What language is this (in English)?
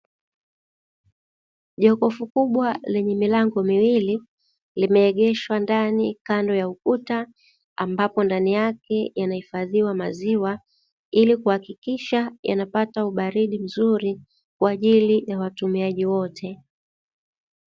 Swahili